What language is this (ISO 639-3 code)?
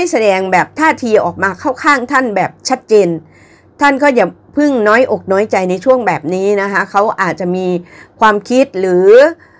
tha